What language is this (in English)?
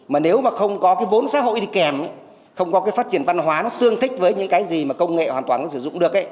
Vietnamese